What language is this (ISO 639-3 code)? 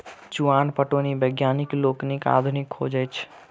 mai